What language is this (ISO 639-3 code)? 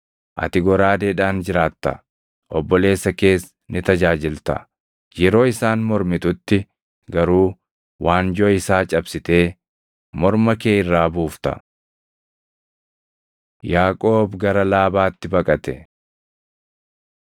orm